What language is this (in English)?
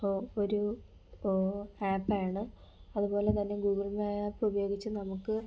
Malayalam